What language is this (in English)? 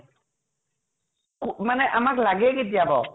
Assamese